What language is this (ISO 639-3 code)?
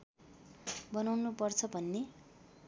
nep